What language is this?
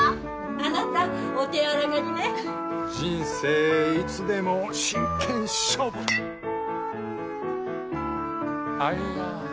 Japanese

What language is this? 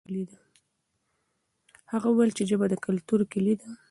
Pashto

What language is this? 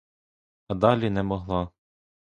Ukrainian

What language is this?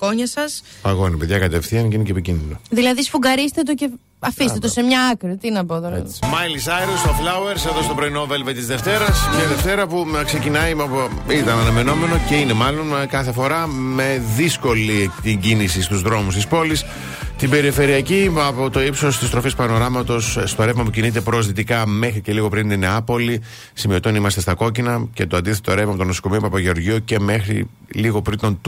Greek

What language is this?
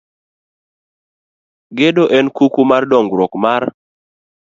Luo (Kenya and Tanzania)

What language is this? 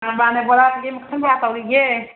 Manipuri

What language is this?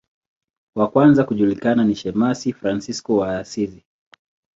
Swahili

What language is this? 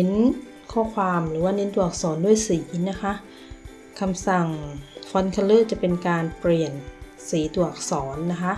Thai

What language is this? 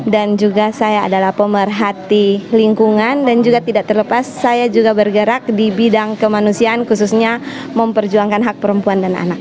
Indonesian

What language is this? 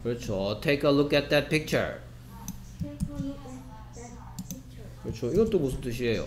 Korean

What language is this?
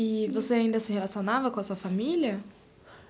Portuguese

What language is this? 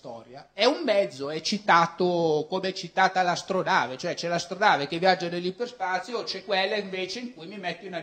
Italian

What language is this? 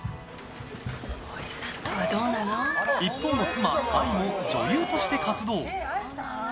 Japanese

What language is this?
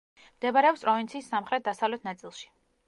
Georgian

